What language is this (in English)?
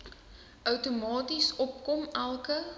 Afrikaans